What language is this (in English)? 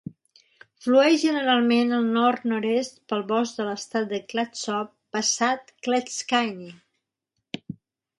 Catalan